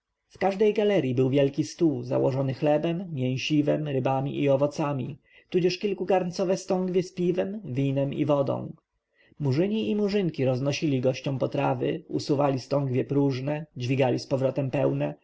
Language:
Polish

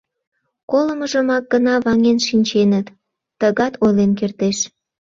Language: Mari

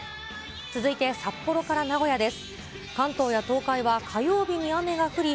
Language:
Japanese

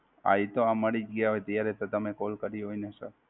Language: Gujarati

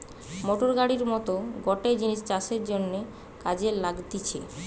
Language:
Bangla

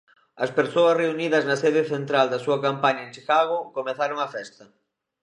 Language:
Galician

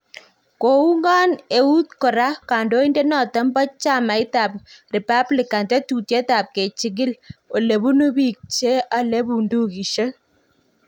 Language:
Kalenjin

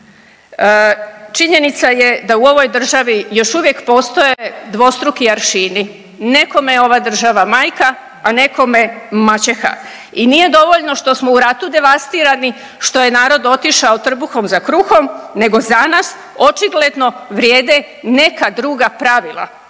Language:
Croatian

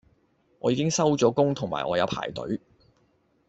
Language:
Cantonese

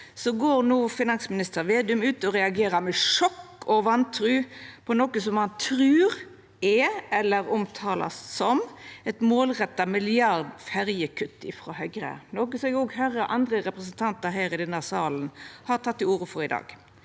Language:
Norwegian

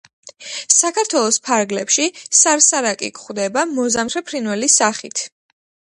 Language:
Georgian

